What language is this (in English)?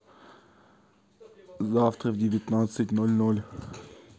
Russian